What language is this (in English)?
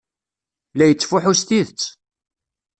Kabyle